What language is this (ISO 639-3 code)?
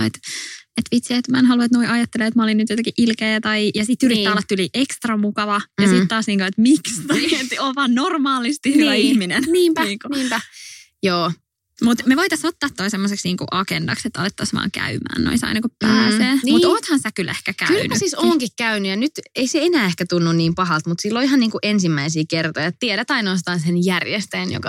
fin